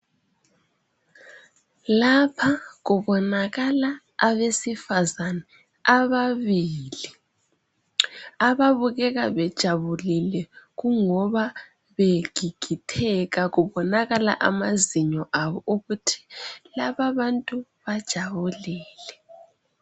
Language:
North Ndebele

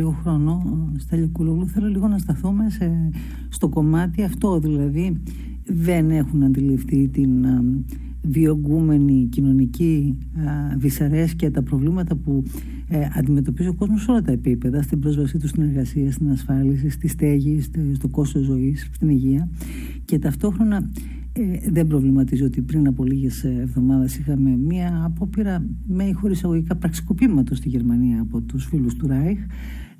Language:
Greek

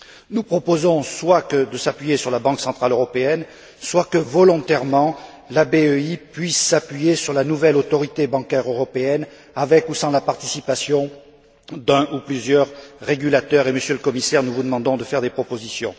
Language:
French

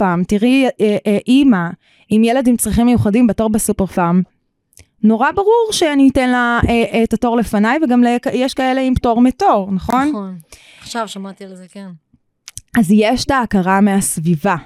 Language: Hebrew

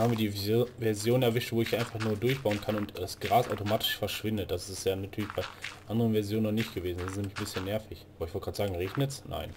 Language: German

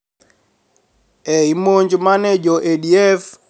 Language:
Luo (Kenya and Tanzania)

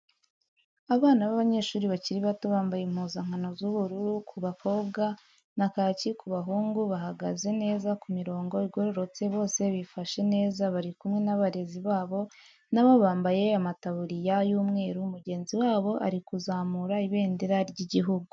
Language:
Kinyarwanda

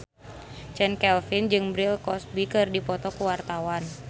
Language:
Sundanese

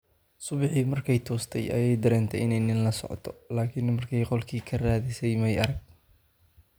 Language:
Somali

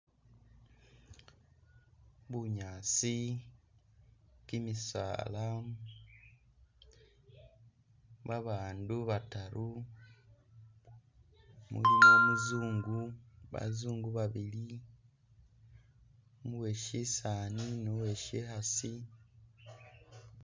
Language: Masaaba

